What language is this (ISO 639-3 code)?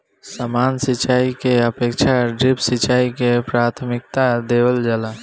bho